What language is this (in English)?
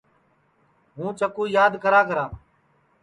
Sansi